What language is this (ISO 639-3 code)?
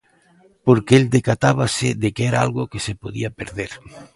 glg